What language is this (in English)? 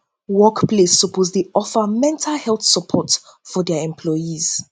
Nigerian Pidgin